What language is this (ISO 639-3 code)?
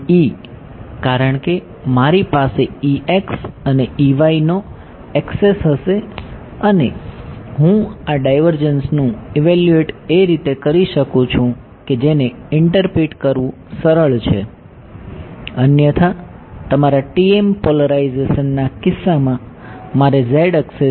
guj